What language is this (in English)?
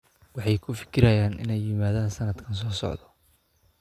Somali